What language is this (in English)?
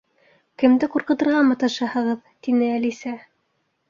Bashkir